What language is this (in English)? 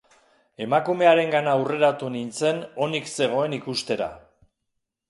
Basque